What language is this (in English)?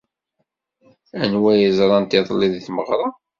Kabyle